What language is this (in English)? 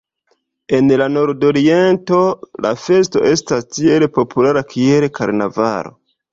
Esperanto